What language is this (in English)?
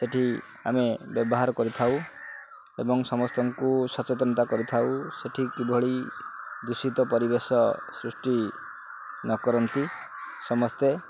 Odia